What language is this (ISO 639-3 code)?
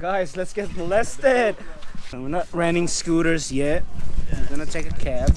eng